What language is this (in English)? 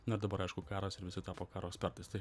Lithuanian